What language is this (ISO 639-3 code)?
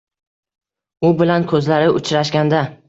uzb